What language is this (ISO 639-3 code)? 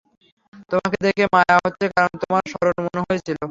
ben